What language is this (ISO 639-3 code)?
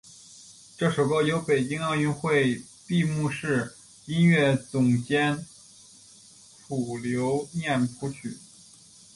zho